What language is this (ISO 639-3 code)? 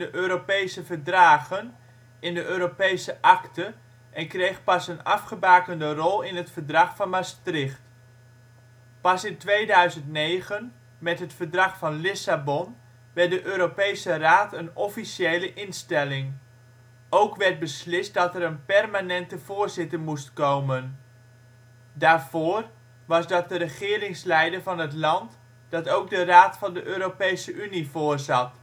nld